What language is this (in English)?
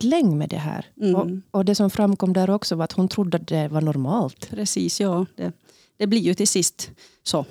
Swedish